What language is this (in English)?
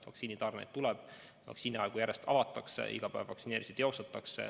Estonian